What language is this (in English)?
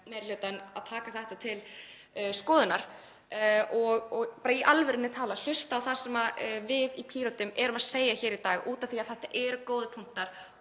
Icelandic